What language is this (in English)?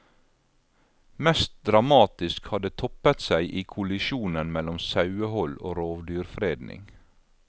Norwegian